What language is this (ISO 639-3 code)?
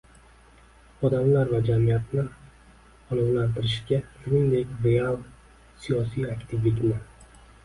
uzb